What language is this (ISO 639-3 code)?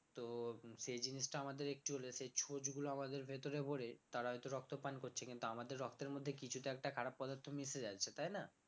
ben